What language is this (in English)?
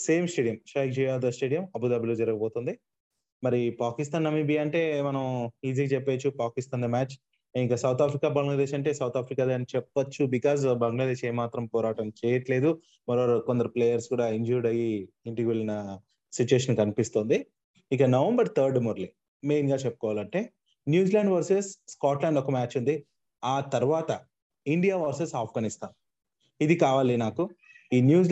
Telugu